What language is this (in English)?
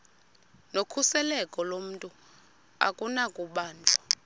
Xhosa